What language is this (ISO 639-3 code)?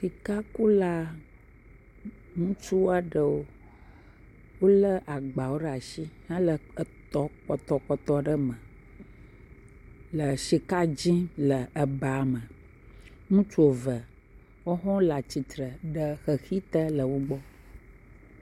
ewe